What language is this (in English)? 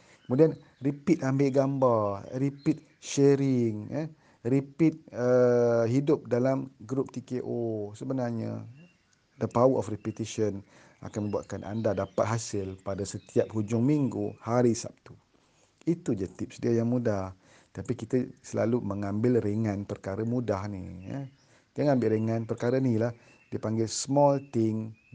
Malay